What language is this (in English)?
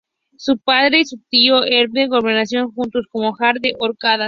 Spanish